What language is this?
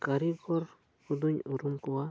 Santali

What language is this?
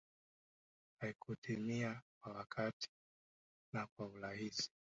Swahili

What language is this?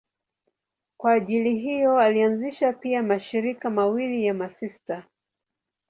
Swahili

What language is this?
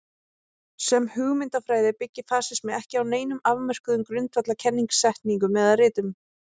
Icelandic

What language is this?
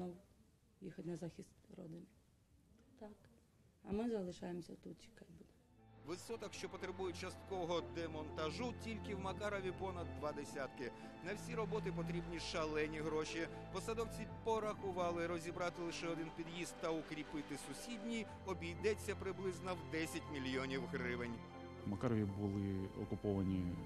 Ukrainian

